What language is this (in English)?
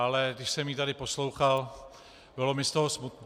Czech